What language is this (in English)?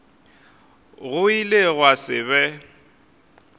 Northern Sotho